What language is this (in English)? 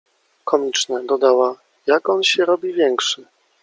Polish